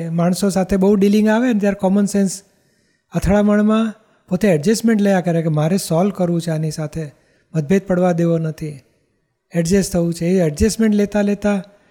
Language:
Gujarati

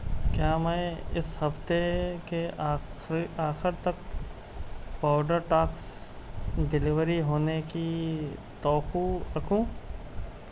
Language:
Urdu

